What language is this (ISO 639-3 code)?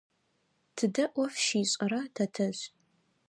ady